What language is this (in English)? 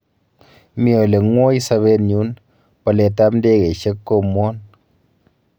Kalenjin